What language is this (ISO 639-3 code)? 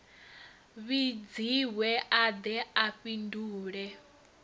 ven